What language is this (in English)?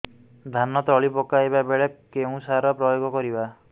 Odia